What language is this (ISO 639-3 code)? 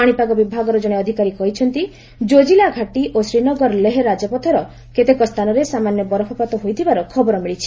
ori